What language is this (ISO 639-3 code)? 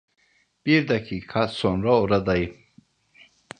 tur